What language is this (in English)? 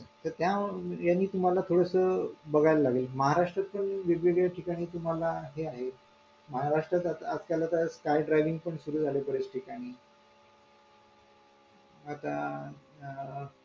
Marathi